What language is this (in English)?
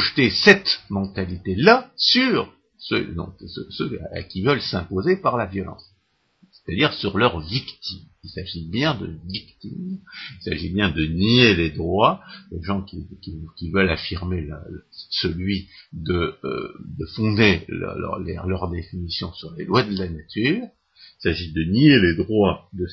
French